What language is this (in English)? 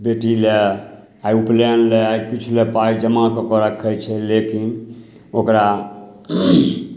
Maithili